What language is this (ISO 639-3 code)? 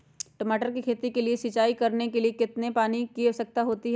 mag